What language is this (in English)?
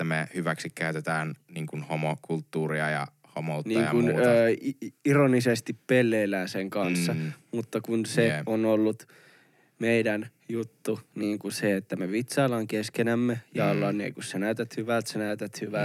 Finnish